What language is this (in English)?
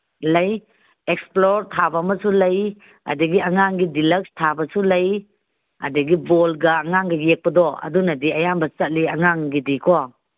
Manipuri